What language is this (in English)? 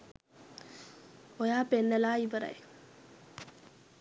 Sinhala